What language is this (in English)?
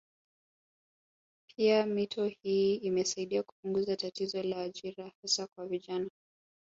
Swahili